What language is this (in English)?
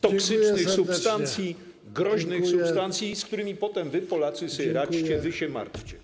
Polish